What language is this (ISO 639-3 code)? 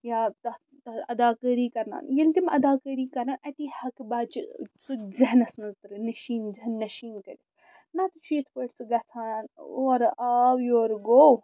kas